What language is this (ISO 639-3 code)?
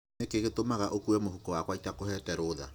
kik